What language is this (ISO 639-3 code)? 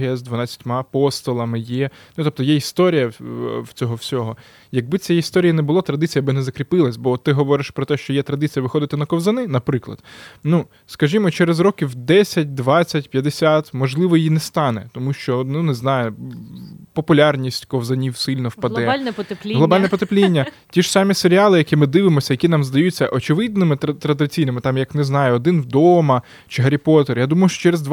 ukr